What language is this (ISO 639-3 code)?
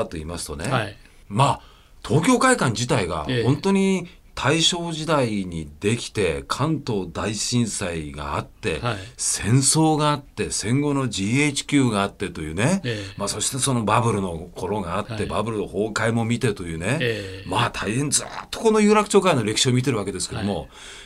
jpn